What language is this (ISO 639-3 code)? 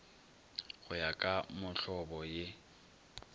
nso